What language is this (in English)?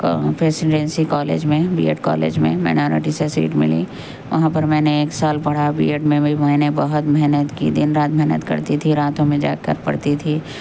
Urdu